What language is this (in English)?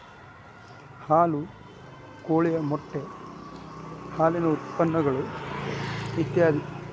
Kannada